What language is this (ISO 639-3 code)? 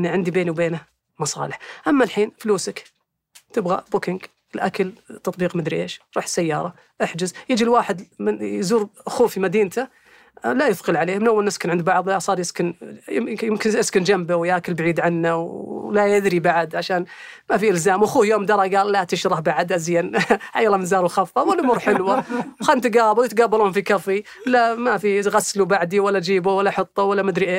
ara